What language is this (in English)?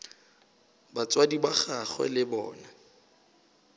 Northern Sotho